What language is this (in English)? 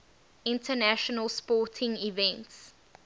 English